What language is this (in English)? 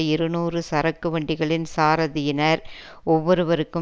Tamil